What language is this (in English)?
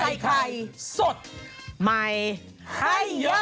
Thai